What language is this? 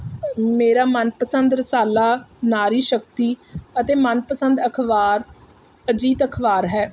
Punjabi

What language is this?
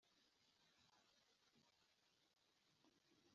Kinyarwanda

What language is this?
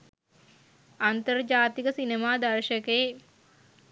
Sinhala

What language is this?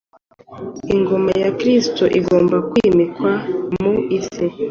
Kinyarwanda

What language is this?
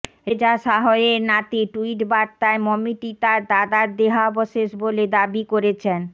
Bangla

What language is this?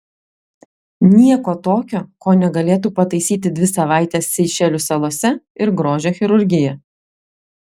Lithuanian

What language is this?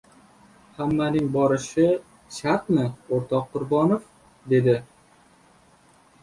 Uzbek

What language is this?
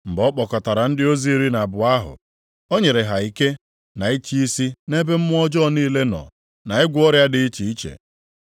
Igbo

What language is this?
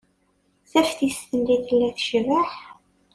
Kabyle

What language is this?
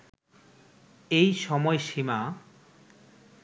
Bangla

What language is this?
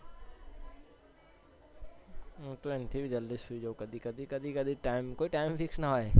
Gujarati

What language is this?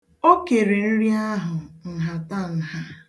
Igbo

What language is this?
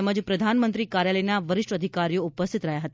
Gujarati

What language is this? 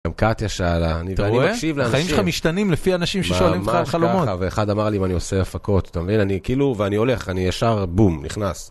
Hebrew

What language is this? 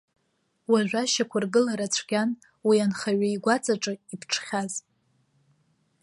Abkhazian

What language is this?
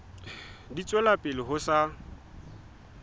Southern Sotho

